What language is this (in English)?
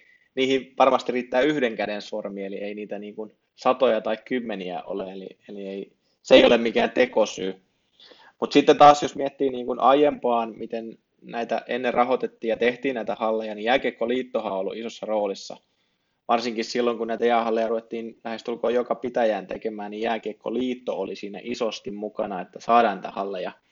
Finnish